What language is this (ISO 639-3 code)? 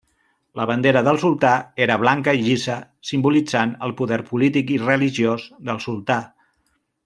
cat